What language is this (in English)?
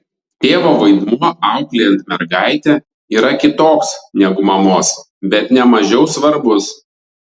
Lithuanian